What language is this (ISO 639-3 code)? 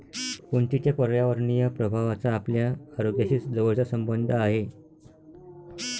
mar